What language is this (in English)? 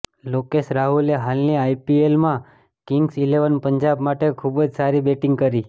Gujarati